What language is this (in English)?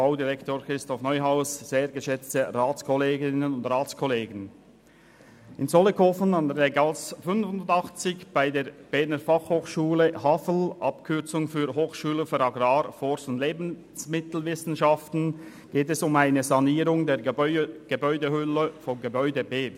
Swiss German